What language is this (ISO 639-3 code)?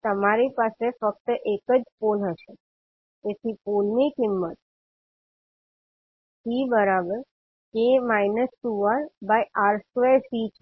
guj